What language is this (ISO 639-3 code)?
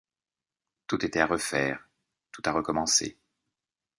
fra